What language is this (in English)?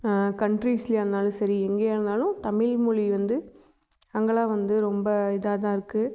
Tamil